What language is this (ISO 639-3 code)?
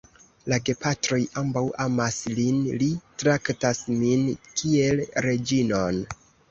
epo